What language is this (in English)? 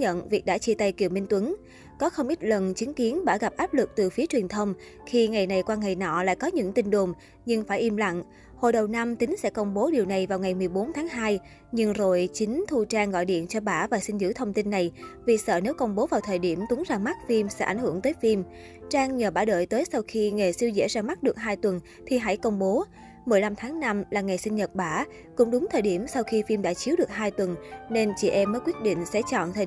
Vietnamese